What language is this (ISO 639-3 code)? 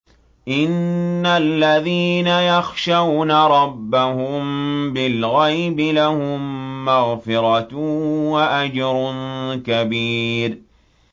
ara